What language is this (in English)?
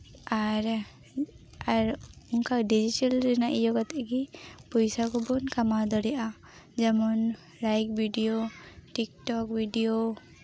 Santali